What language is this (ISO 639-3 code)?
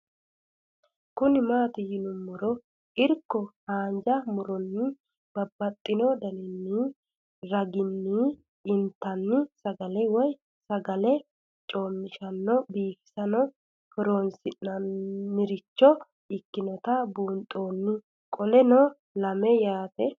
sid